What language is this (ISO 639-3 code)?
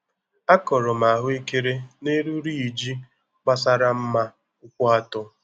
ibo